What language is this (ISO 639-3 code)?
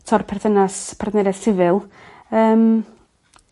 cym